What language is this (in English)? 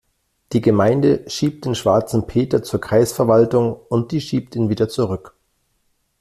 German